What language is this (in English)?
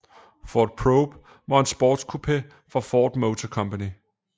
Danish